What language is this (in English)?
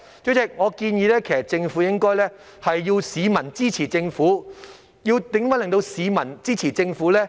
Cantonese